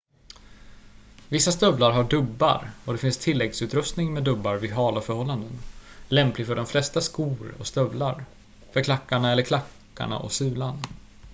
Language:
Swedish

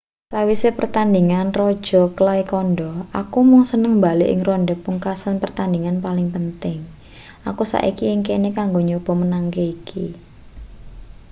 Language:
Javanese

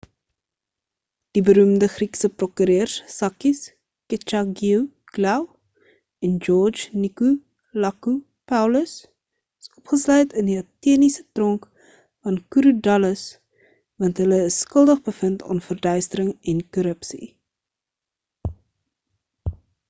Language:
Afrikaans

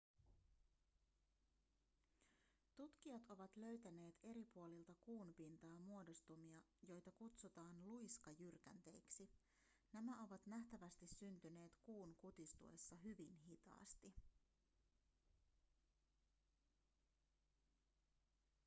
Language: Finnish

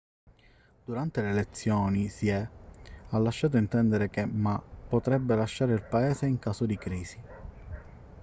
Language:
Italian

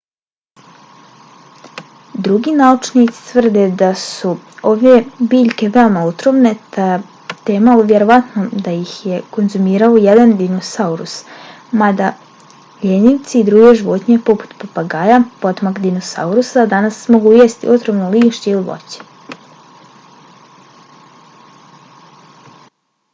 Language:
Bosnian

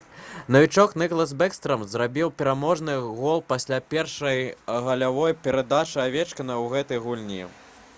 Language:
Belarusian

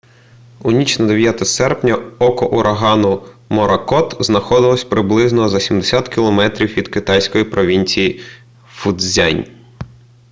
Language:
Ukrainian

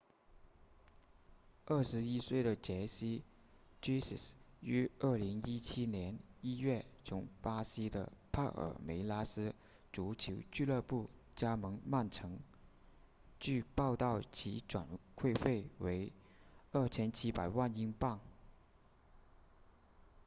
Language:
Chinese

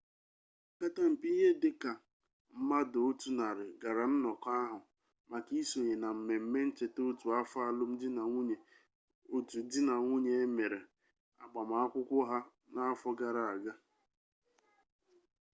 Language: Igbo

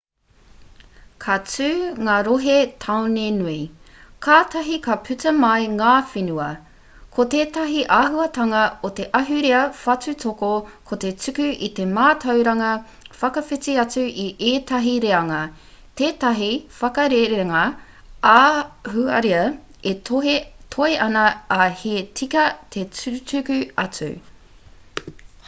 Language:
Māori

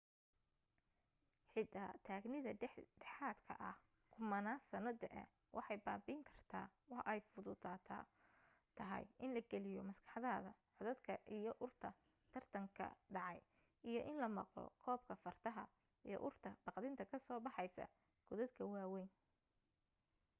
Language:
Somali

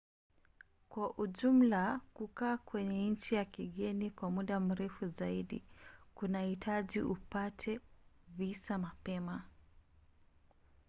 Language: Swahili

